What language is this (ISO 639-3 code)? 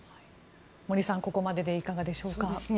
jpn